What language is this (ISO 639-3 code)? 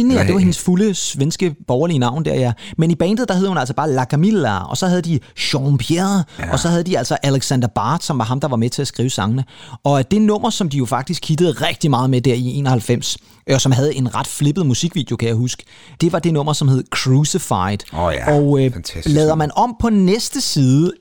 dan